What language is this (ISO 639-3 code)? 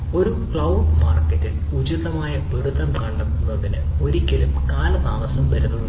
mal